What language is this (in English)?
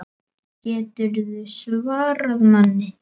Icelandic